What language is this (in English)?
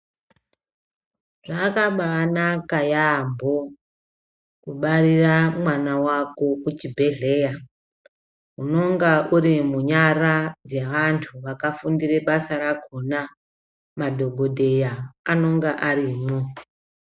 Ndau